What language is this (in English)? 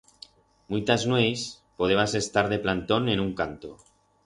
Aragonese